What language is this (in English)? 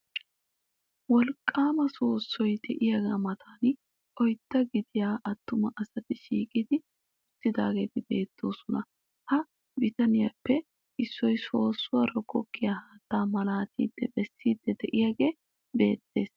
Wolaytta